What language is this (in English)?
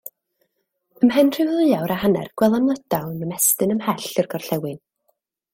Welsh